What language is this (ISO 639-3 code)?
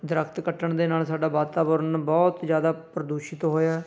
pan